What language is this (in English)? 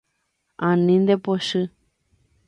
Guarani